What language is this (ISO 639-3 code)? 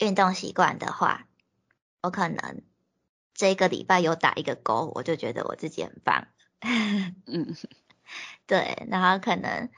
zho